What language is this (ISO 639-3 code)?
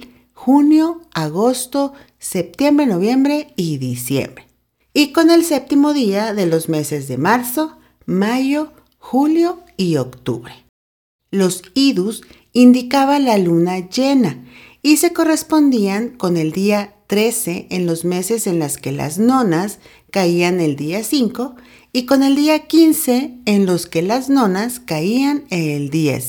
spa